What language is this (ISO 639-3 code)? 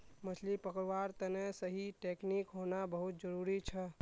mag